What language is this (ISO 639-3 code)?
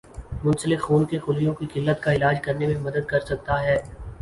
urd